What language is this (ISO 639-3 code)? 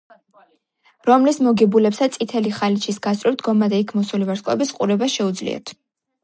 kat